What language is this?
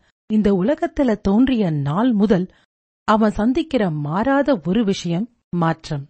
Tamil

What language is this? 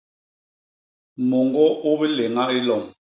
Basaa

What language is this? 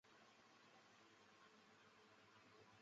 Chinese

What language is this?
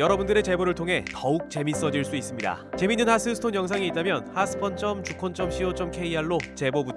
Korean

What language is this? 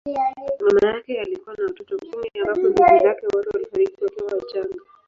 Swahili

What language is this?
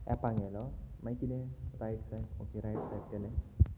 Konkani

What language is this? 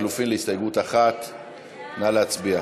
Hebrew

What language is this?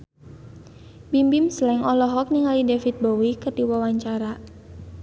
Sundanese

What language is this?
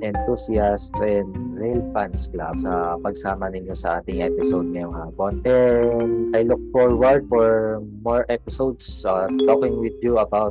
Filipino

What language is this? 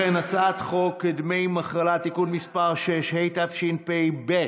Hebrew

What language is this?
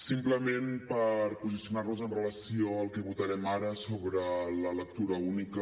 Catalan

